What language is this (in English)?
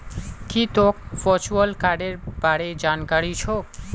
Magahi